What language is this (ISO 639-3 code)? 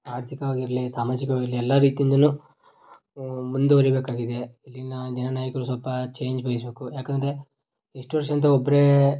kan